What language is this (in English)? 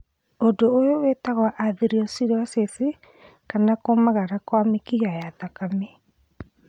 Kikuyu